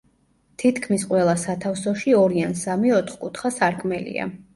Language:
Georgian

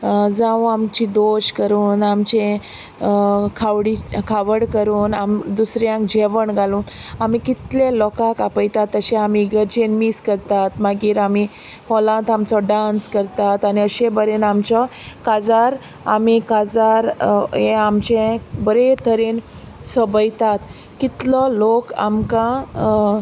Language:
Konkani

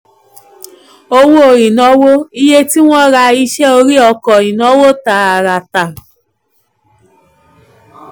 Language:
Yoruba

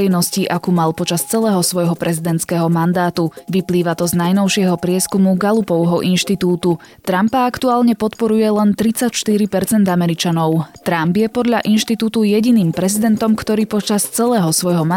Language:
Slovak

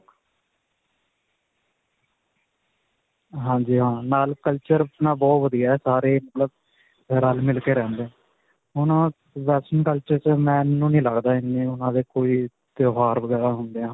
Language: Punjabi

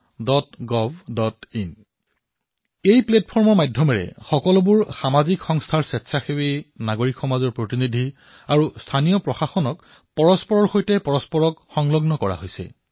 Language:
Assamese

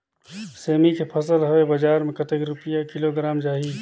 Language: Chhattisgarhi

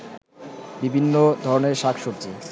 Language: Bangla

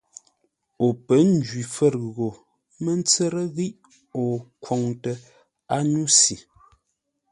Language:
Ngombale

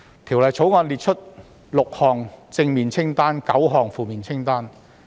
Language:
Cantonese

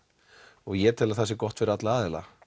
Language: Icelandic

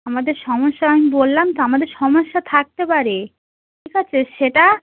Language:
Bangla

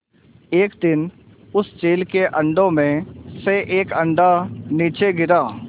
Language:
Hindi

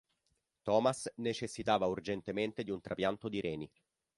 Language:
Italian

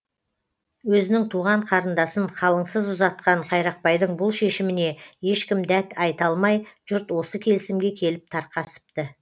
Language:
Kazakh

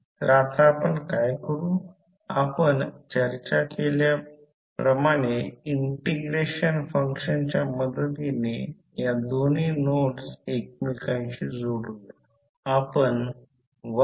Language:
Marathi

